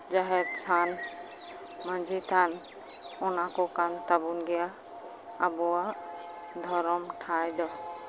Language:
Santali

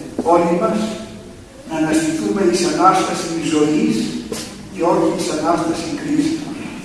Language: Greek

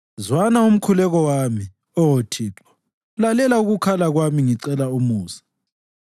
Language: North Ndebele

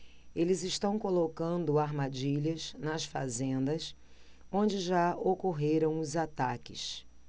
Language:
Portuguese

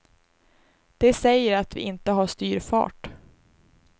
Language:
Swedish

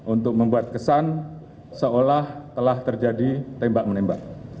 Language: Indonesian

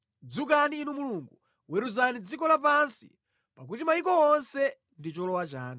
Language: Nyanja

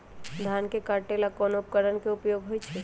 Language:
Magahi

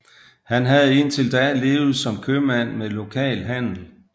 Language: Danish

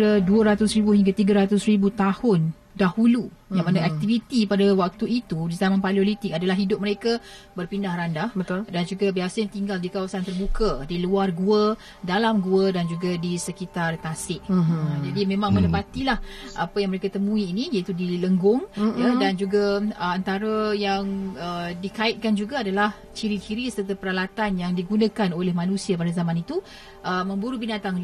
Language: Malay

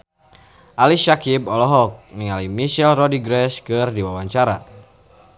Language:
Sundanese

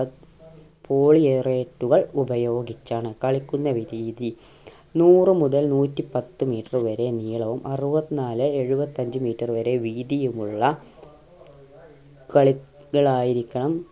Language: Malayalam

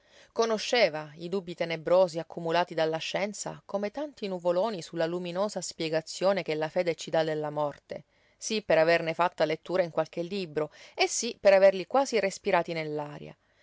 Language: Italian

